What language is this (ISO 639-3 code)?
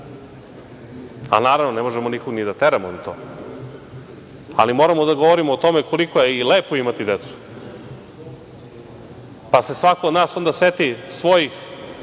srp